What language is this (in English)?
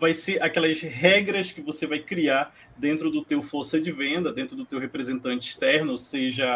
Portuguese